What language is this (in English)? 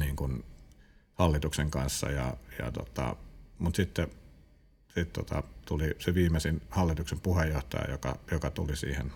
Finnish